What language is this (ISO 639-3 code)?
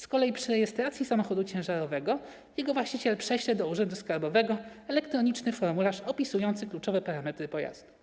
pol